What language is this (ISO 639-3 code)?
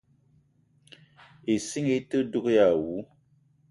eto